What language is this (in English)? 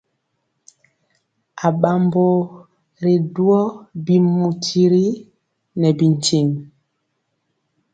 Mpiemo